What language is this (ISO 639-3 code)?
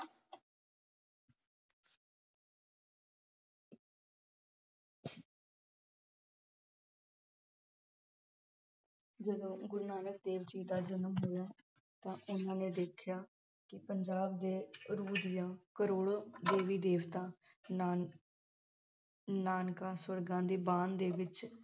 pan